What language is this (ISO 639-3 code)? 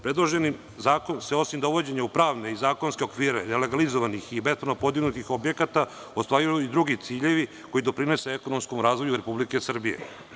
srp